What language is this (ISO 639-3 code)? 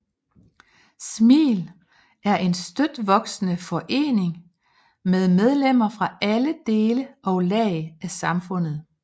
dan